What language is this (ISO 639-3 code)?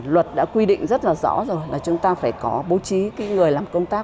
vie